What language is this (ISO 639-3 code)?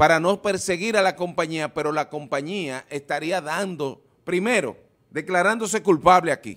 spa